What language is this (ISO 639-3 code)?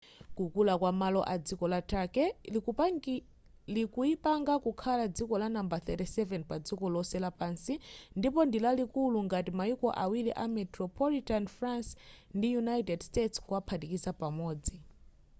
nya